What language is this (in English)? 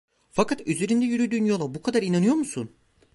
Turkish